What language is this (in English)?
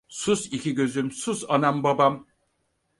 Turkish